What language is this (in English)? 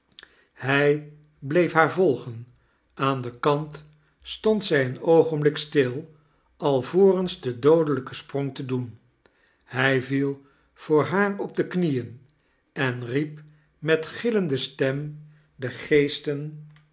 Dutch